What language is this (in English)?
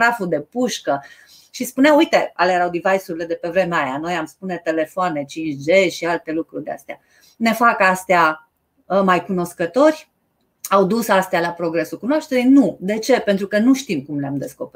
Romanian